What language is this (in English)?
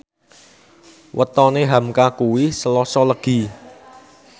Javanese